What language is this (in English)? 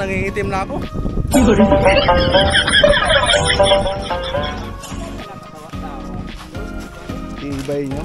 Filipino